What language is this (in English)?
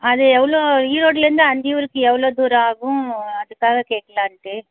Tamil